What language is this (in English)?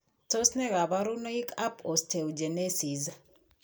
Kalenjin